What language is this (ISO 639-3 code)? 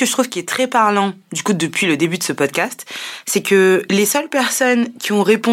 fra